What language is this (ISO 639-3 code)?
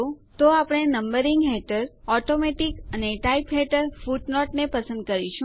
guj